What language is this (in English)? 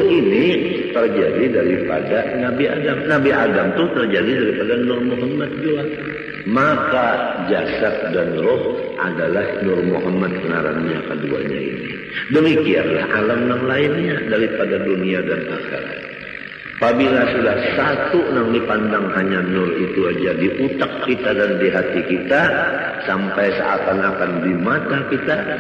Indonesian